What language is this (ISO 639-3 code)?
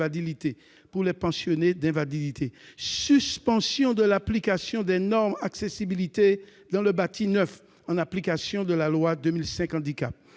fra